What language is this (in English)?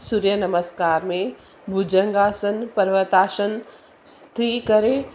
Sindhi